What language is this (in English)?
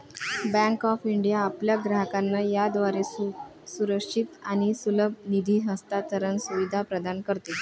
Marathi